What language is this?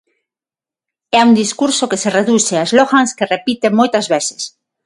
Galician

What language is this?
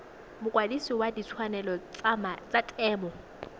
Tswana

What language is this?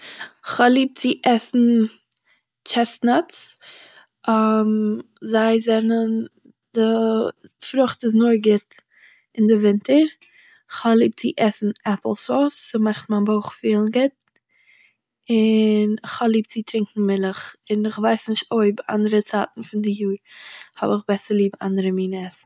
Yiddish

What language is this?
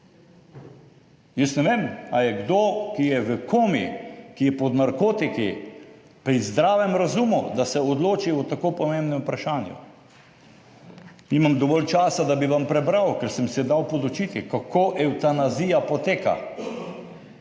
Slovenian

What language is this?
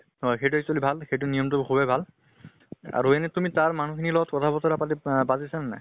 Assamese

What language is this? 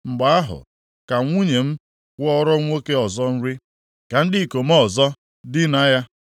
Igbo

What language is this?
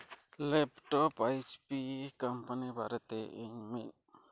Santali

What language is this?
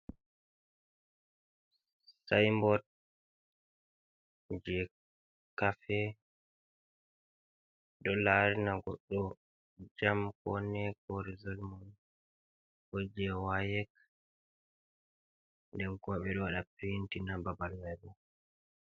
Fula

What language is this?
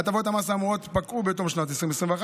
Hebrew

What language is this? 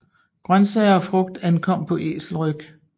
Danish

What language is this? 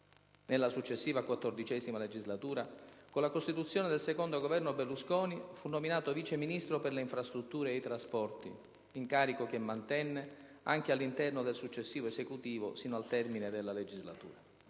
Italian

